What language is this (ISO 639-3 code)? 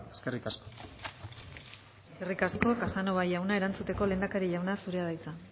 eus